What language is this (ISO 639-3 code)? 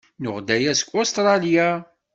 kab